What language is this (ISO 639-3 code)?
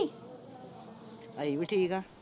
pan